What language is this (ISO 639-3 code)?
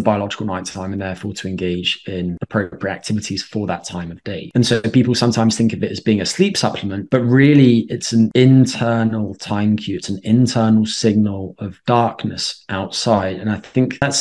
eng